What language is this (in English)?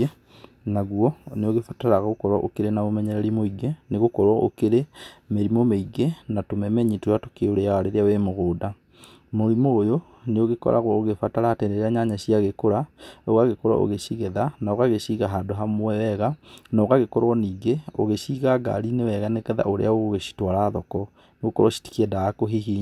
Kikuyu